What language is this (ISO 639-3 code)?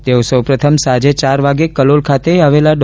guj